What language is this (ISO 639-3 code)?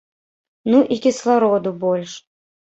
bel